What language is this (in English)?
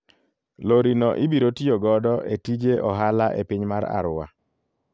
Luo (Kenya and Tanzania)